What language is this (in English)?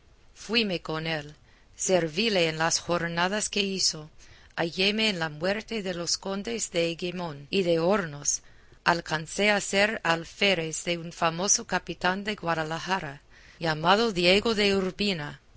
Spanish